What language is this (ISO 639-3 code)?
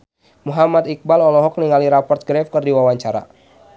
sun